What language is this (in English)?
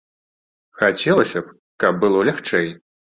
Belarusian